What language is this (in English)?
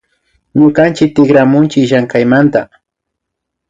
Imbabura Highland Quichua